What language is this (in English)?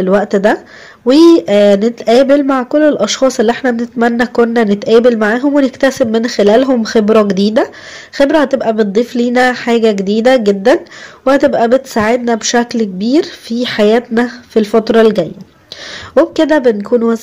Arabic